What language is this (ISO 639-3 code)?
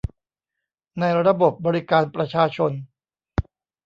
tha